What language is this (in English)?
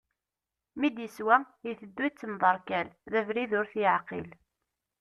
Kabyle